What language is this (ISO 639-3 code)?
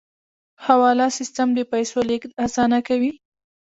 pus